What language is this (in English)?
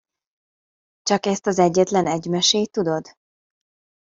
Hungarian